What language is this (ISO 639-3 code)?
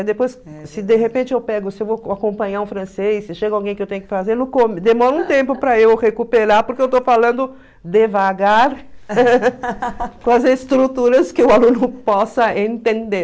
por